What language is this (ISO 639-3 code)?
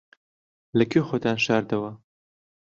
ckb